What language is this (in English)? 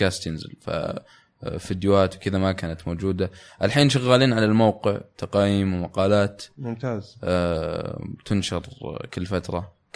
Arabic